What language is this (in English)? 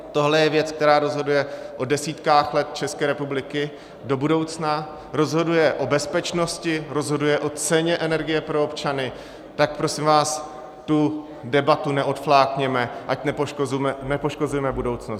Czech